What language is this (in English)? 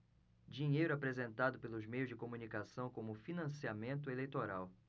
Portuguese